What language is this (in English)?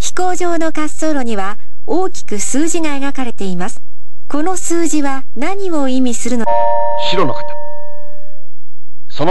Japanese